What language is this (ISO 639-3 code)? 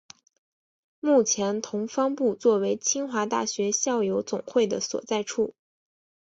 zho